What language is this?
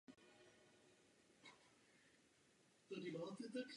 Czech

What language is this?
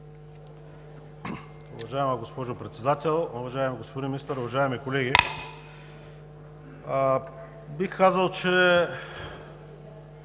Bulgarian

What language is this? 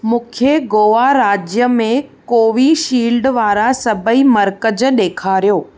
Sindhi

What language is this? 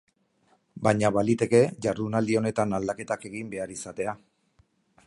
Basque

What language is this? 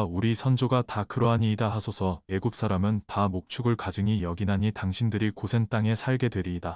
Korean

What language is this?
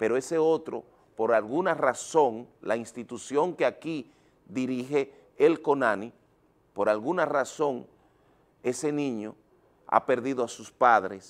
Spanish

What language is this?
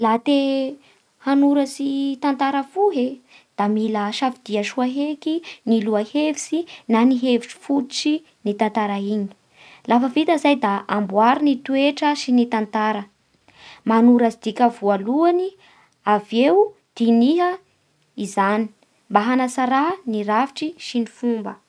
Bara Malagasy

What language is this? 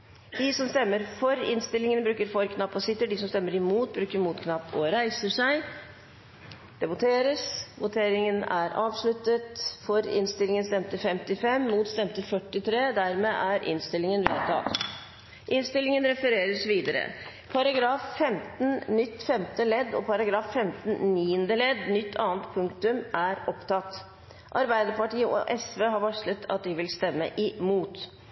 Norwegian Bokmål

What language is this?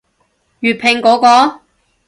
Cantonese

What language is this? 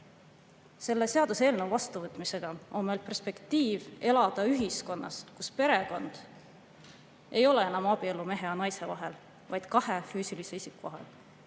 Estonian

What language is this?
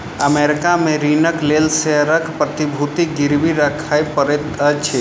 Maithili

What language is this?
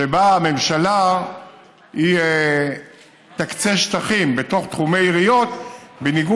Hebrew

